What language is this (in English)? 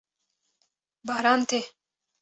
Kurdish